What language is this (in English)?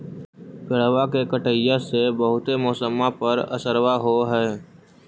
Magahi